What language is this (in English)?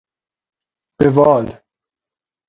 Persian